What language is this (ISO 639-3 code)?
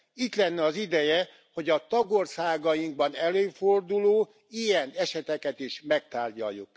hun